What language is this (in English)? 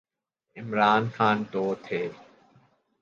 Urdu